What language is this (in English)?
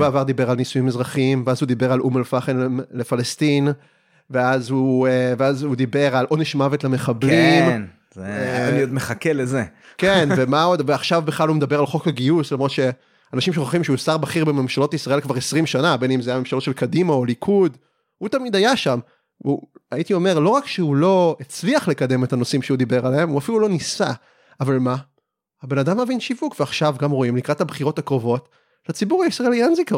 Hebrew